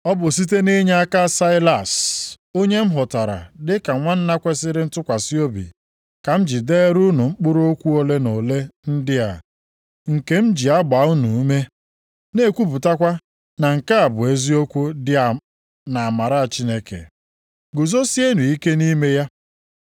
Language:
Igbo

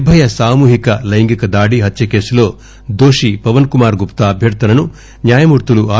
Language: Telugu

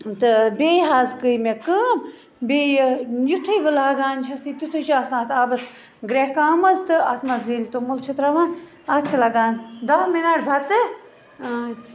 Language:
Kashmiri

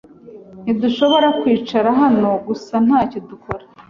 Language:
Kinyarwanda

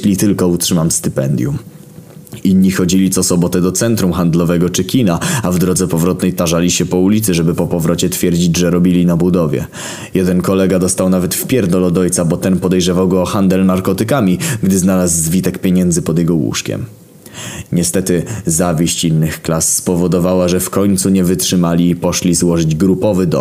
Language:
Polish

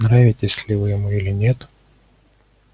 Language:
Russian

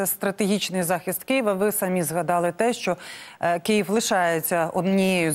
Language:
Ukrainian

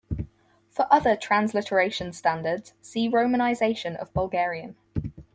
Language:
English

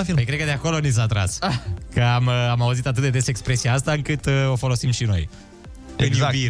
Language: Romanian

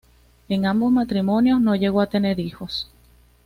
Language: Spanish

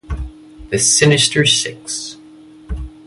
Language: English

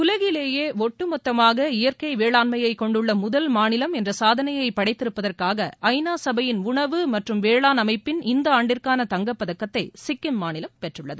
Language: Tamil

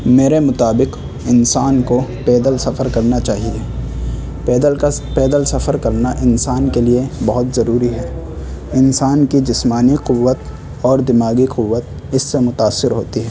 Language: Urdu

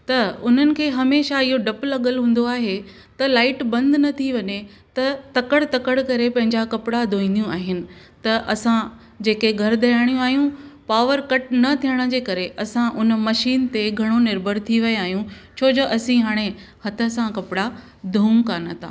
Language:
Sindhi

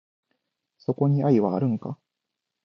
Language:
Japanese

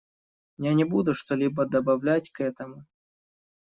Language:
Russian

